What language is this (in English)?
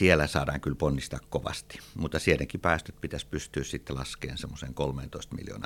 Finnish